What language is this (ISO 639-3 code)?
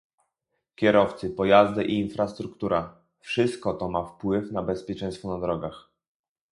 pol